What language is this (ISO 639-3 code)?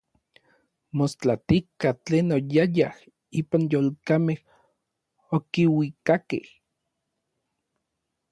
nlv